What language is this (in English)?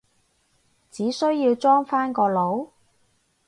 Cantonese